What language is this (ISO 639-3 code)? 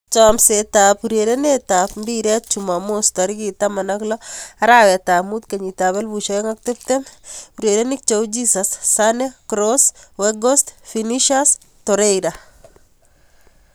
kln